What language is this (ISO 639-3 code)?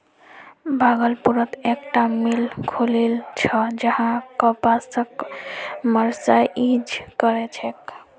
mag